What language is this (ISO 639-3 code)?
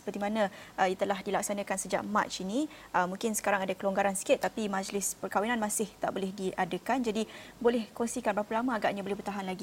msa